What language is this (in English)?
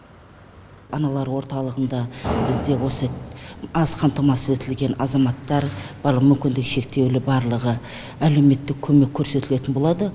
Kazakh